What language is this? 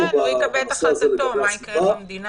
Hebrew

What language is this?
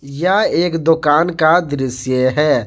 Hindi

